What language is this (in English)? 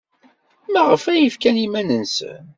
Kabyle